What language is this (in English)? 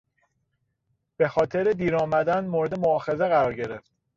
Persian